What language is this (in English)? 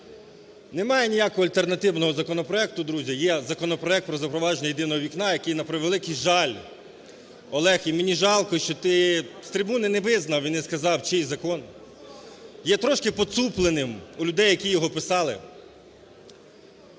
Ukrainian